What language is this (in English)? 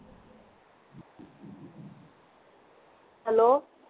Punjabi